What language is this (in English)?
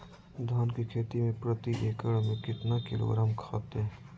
Magahi